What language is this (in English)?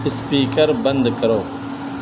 Urdu